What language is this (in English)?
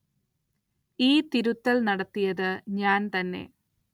Malayalam